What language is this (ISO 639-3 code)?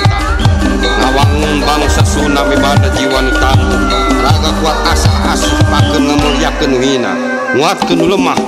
ind